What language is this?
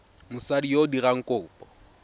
Tswana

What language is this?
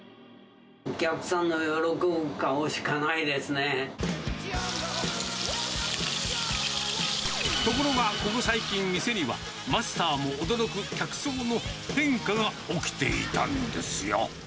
Japanese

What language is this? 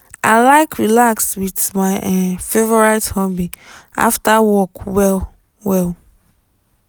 Nigerian Pidgin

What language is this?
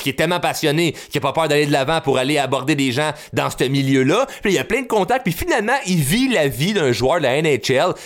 French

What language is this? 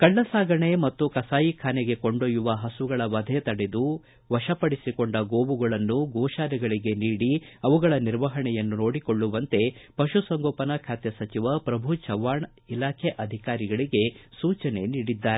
Kannada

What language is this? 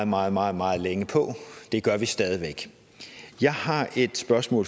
Danish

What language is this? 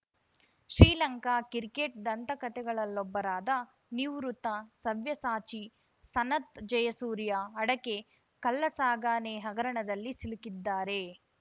Kannada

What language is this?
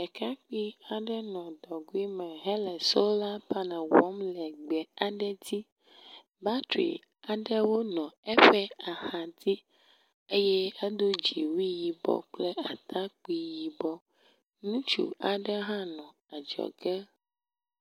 Ewe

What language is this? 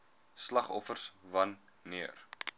Afrikaans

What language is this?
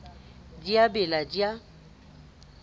Southern Sotho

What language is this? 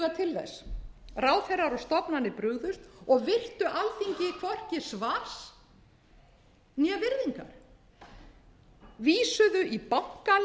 Icelandic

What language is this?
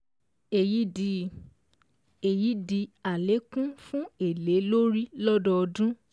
Yoruba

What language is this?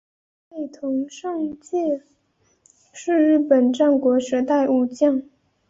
Chinese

